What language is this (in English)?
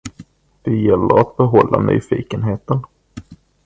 Swedish